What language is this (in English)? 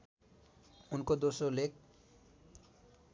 Nepali